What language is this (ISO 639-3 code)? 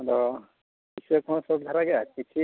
sat